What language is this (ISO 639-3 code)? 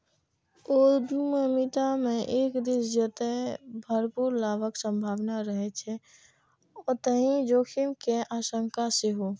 mai